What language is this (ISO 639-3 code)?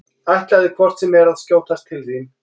isl